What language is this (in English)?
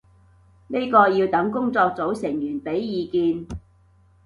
Cantonese